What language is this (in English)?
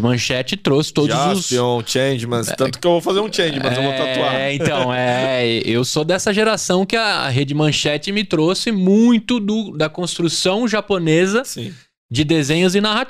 Portuguese